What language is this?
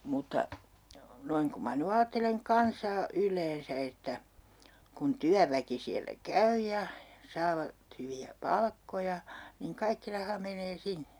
Finnish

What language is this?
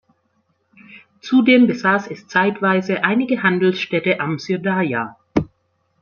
German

